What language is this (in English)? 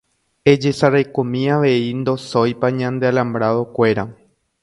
Guarani